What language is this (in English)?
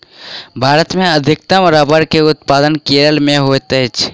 Maithili